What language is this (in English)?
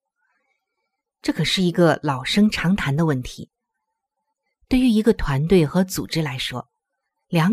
Chinese